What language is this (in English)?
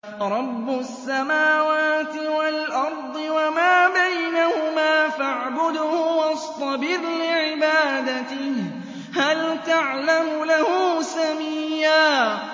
Arabic